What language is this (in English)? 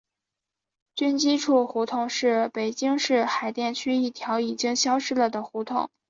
Chinese